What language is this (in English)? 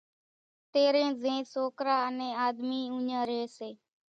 Kachi Koli